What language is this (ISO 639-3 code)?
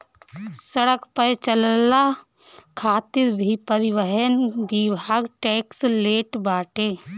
bho